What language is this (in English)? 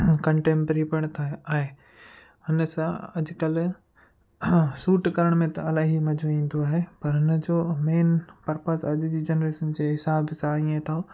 Sindhi